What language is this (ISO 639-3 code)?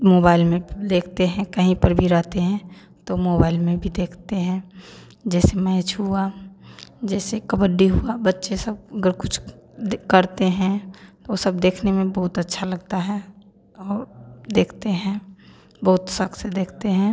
hin